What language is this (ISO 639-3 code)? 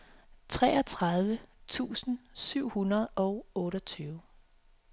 dan